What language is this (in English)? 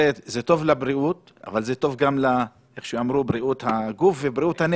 Hebrew